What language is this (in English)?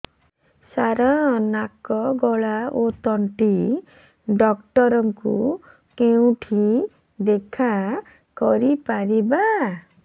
Odia